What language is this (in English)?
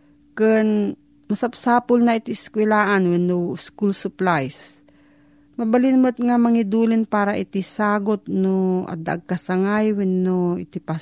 Filipino